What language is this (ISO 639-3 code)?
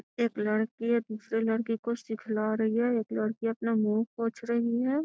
mag